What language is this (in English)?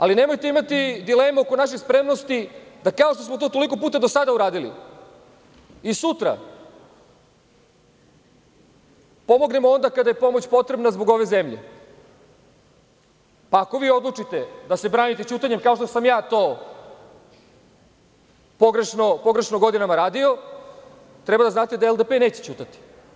Serbian